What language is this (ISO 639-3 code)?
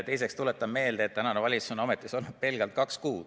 est